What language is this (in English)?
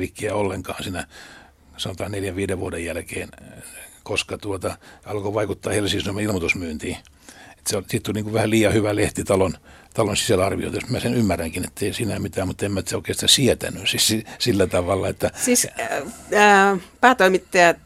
Finnish